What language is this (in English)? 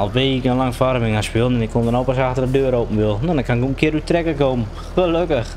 Dutch